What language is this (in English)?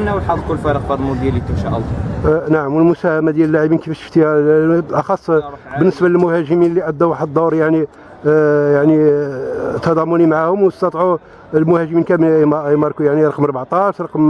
Arabic